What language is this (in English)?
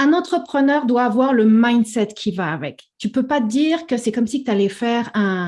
French